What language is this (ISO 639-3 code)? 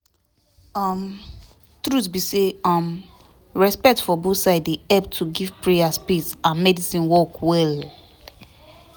pcm